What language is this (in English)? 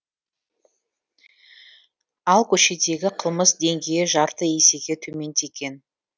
Kazakh